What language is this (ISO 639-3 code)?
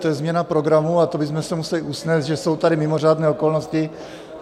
ces